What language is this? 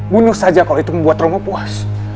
Indonesian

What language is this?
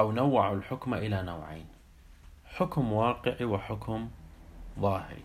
Arabic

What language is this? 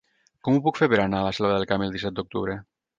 Catalan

